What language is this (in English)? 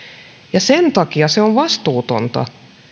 Finnish